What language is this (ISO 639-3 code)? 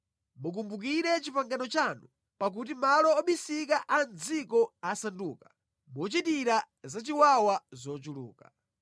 nya